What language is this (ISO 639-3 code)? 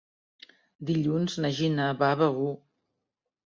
cat